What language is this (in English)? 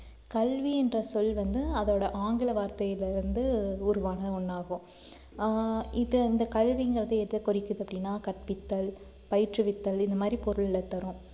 Tamil